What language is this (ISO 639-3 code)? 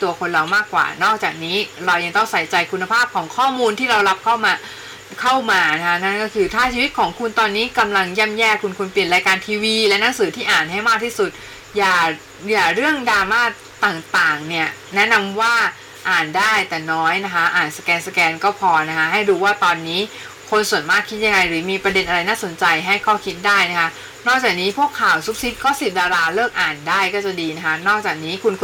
tha